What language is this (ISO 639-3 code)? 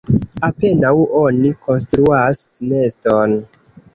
epo